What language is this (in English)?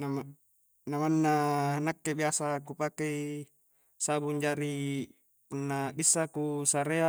Coastal Konjo